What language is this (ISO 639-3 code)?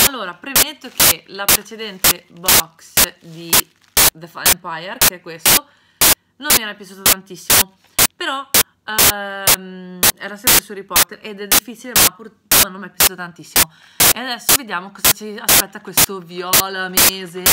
ita